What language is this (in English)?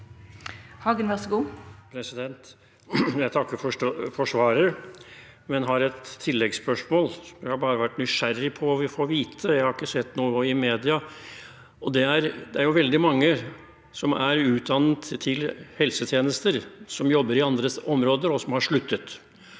Norwegian